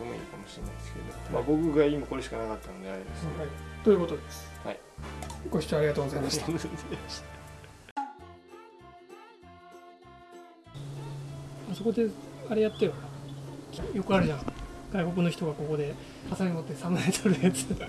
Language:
Japanese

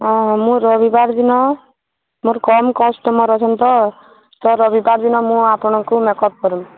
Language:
Odia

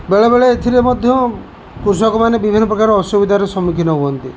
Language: Odia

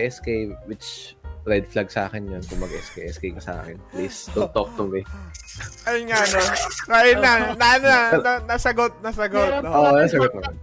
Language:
Filipino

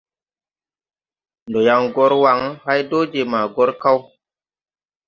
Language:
Tupuri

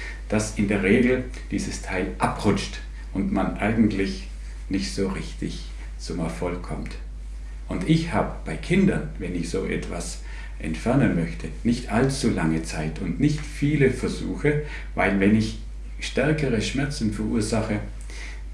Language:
German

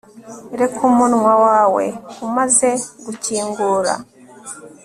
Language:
Kinyarwanda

